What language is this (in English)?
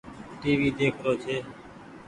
Goaria